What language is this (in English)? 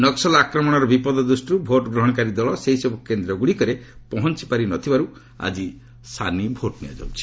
Odia